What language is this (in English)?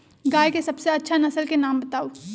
Magahi